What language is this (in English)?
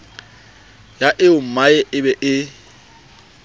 Southern Sotho